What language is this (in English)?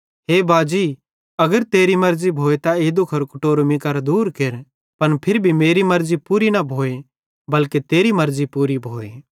Bhadrawahi